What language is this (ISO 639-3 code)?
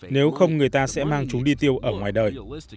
vie